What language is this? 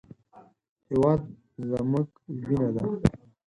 Pashto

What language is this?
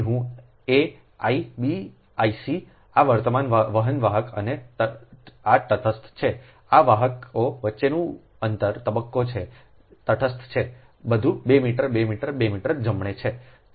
Gujarati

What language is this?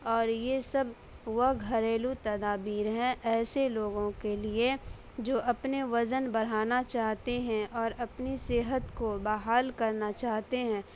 Urdu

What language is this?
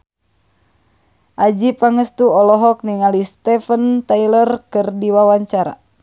Sundanese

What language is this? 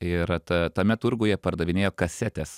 Lithuanian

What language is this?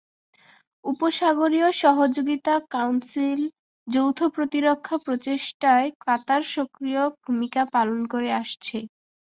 Bangla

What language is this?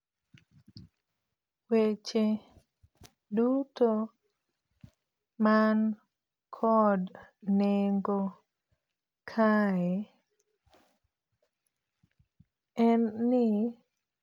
Luo (Kenya and Tanzania)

